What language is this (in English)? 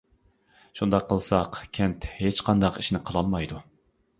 Uyghur